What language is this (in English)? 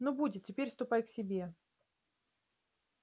Russian